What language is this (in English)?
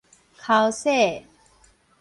Min Nan Chinese